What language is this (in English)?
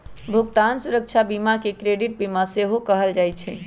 Magahi